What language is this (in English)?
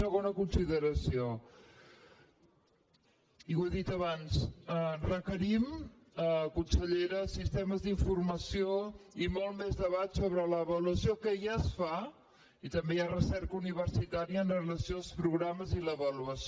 Catalan